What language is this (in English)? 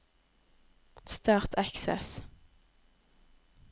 Norwegian